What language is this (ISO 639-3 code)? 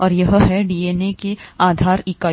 hin